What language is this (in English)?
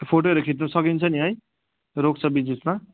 Nepali